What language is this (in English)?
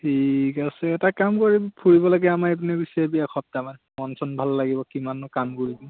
Assamese